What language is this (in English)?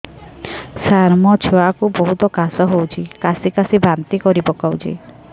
Odia